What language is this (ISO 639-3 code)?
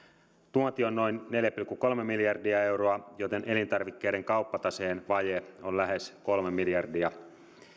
fin